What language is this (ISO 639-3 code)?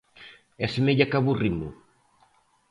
glg